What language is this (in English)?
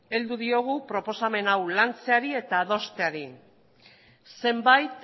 Basque